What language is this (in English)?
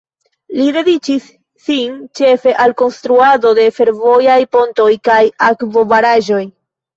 Esperanto